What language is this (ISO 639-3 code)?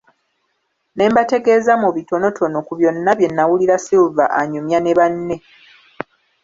lug